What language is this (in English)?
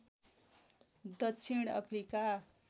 Nepali